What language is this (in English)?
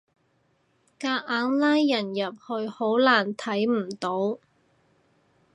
Cantonese